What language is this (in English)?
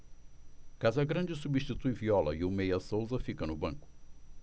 Portuguese